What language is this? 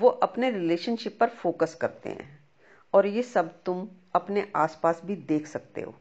Hindi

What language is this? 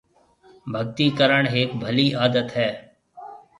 Marwari (Pakistan)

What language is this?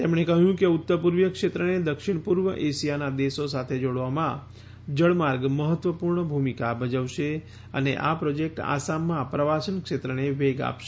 Gujarati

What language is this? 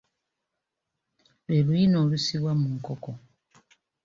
Ganda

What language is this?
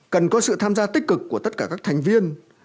Vietnamese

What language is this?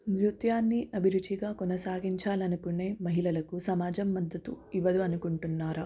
Telugu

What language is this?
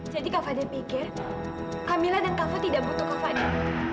Indonesian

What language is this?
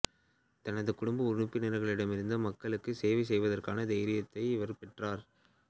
Tamil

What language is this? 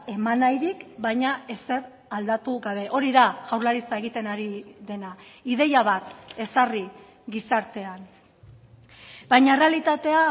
Basque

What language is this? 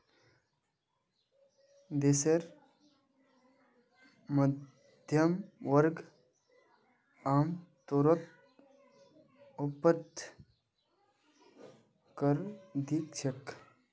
Magahi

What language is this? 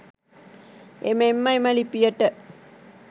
Sinhala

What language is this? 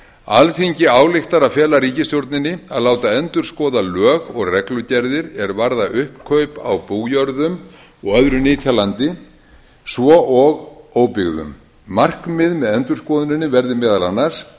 Icelandic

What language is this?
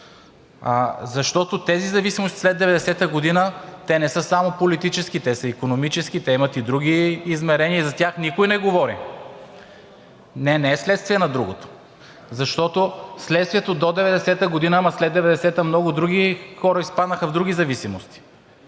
Bulgarian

